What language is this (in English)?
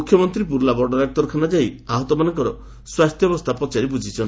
Odia